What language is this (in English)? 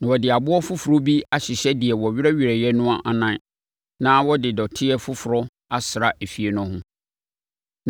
Akan